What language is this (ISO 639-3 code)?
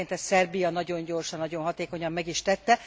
hun